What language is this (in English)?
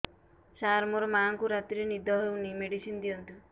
Odia